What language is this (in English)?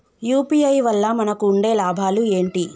Telugu